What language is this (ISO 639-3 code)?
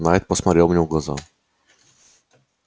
rus